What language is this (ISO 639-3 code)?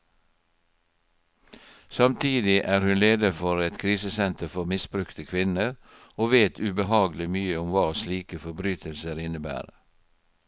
nor